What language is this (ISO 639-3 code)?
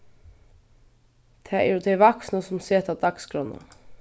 fao